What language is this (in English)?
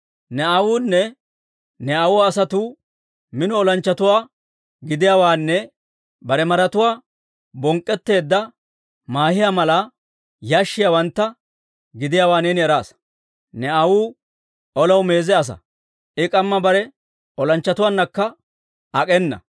Dawro